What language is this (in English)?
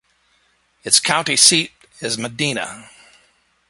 English